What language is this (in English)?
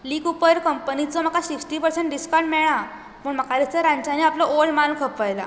Konkani